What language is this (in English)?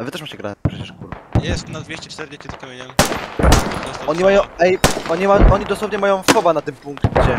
Polish